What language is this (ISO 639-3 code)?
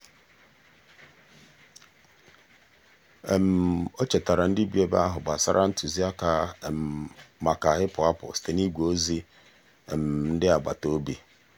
ibo